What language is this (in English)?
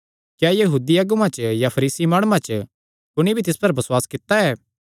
Kangri